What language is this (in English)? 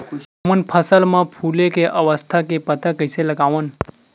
Chhattisgarhi